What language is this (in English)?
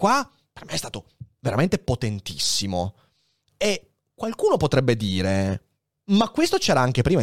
Italian